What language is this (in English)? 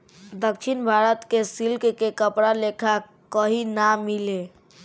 Bhojpuri